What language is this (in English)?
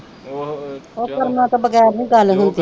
Punjabi